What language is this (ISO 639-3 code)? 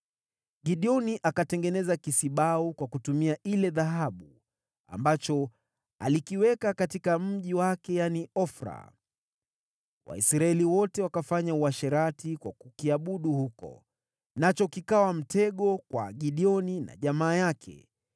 swa